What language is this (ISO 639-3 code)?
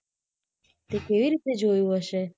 guj